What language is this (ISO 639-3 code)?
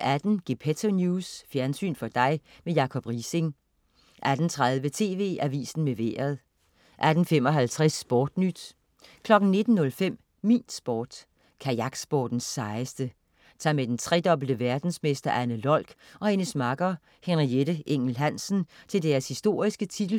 dan